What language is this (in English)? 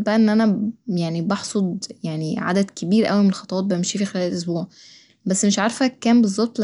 Egyptian Arabic